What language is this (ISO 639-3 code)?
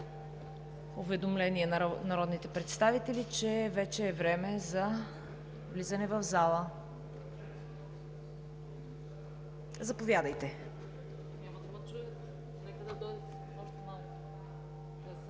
bul